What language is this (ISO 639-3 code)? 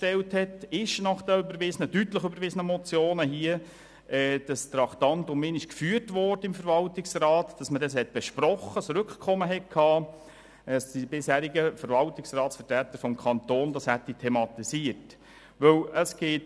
gsw